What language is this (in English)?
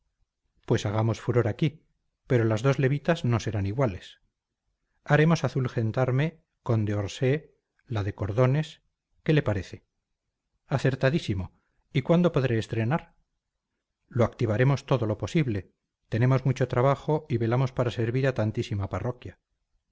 Spanish